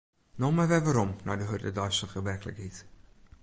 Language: Western Frisian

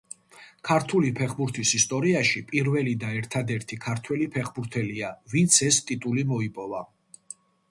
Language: Georgian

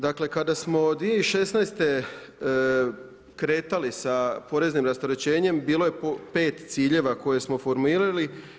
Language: Croatian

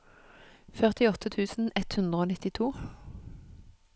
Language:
Norwegian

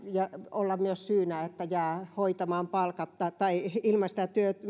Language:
Finnish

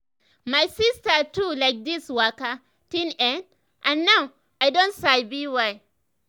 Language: Nigerian Pidgin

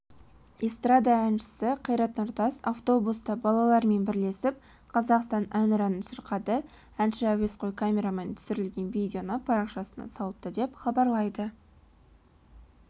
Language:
Kazakh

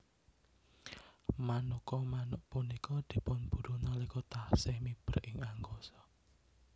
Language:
Javanese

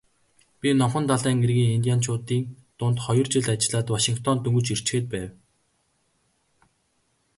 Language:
Mongolian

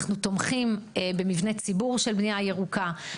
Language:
Hebrew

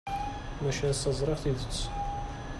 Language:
Kabyle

